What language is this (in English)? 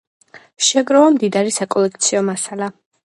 Georgian